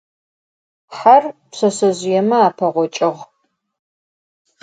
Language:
Adyghe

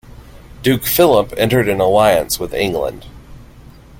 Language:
English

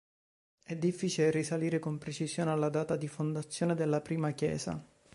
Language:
Italian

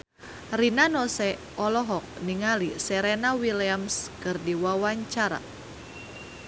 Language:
Sundanese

